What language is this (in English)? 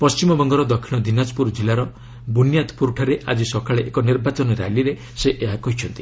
Odia